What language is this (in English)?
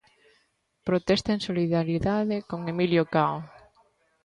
Galician